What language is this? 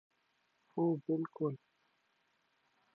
Pashto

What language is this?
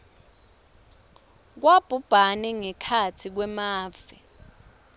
Swati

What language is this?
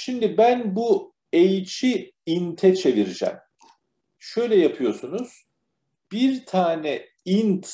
Turkish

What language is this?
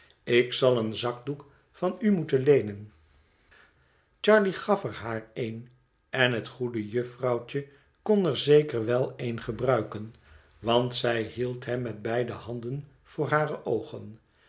Dutch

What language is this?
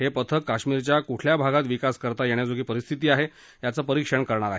Marathi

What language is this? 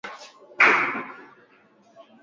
Swahili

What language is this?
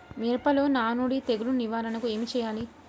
Telugu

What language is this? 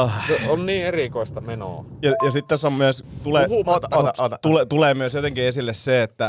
Finnish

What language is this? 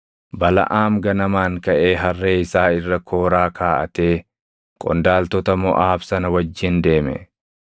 Oromo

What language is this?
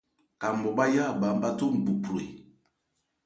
Ebrié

